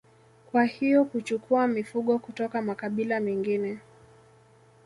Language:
Swahili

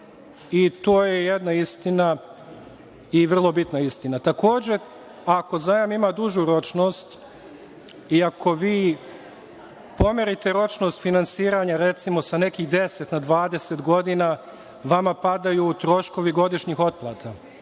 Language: Serbian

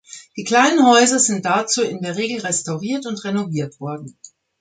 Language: German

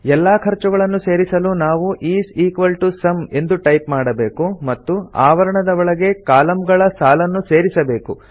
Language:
Kannada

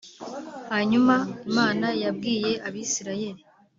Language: Kinyarwanda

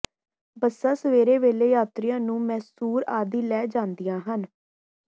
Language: Punjabi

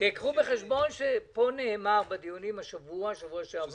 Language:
Hebrew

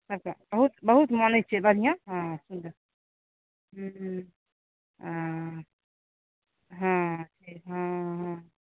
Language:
Maithili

